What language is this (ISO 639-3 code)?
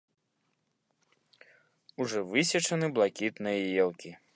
bel